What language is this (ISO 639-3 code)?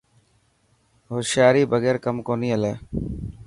mki